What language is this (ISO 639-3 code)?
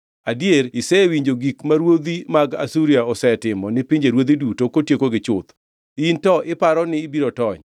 luo